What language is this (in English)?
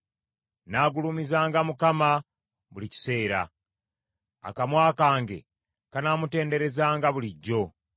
Ganda